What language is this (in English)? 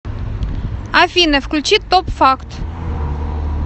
Russian